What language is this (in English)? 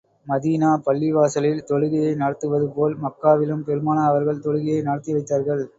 Tamil